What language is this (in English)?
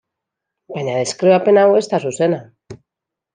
Basque